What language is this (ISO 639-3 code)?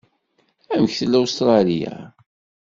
kab